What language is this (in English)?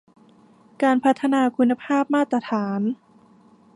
Thai